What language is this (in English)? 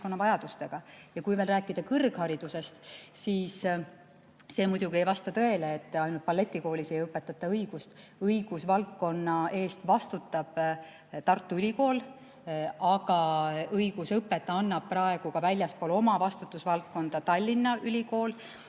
Estonian